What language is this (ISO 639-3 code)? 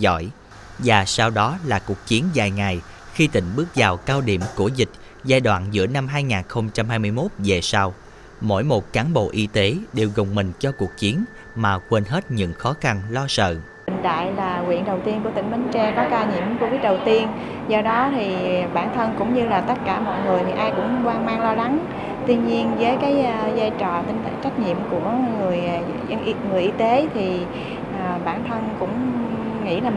vie